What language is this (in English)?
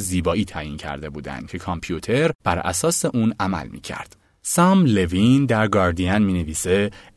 Persian